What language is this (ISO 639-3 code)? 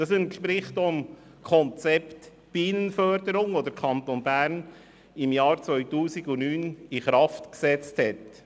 gsw